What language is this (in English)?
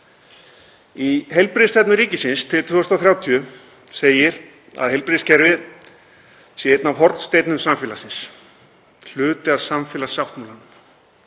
Icelandic